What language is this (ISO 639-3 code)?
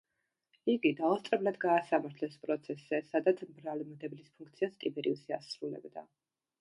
kat